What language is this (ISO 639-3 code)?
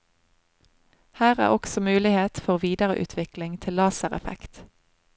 nor